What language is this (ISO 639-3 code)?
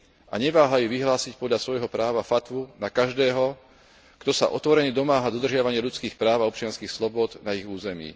slk